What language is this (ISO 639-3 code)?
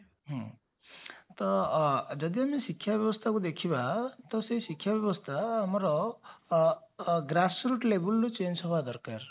ori